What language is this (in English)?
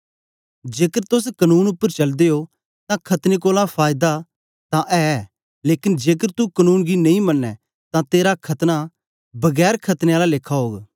Dogri